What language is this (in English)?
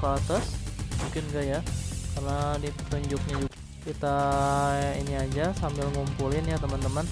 Indonesian